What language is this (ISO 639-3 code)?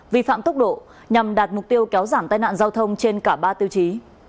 vie